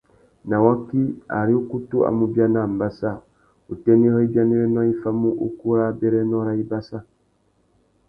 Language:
Tuki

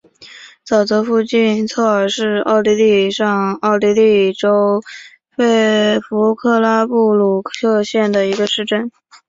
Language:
Chinese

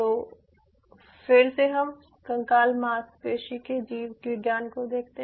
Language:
Hindi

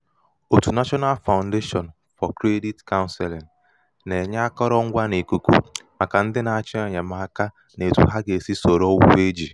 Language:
Igbo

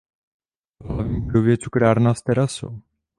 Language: Czech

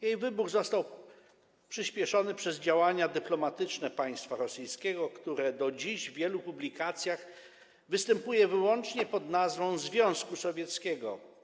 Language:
Polish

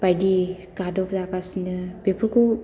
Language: Bodo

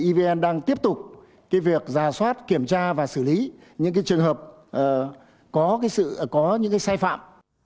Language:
Vietnamese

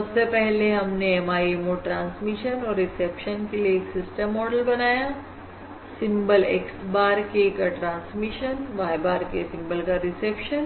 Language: Hindi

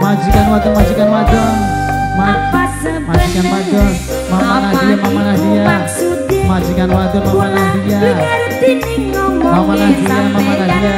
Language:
Indonesian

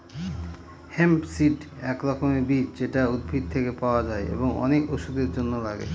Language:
Bangla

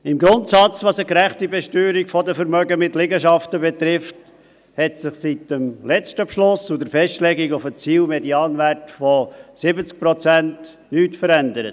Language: Swiss German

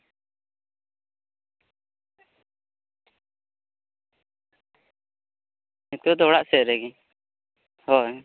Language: Santali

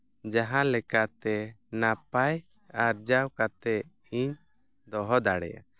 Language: Santali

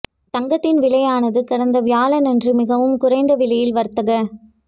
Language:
Tamil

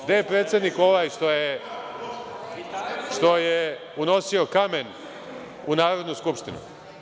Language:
Serbian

